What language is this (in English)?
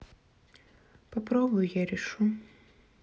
Russian